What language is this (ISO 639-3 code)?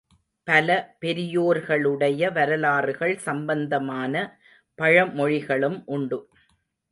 tam